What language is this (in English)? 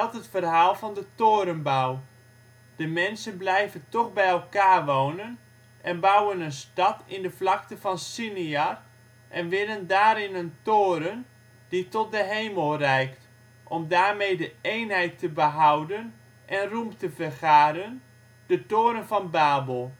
Dutch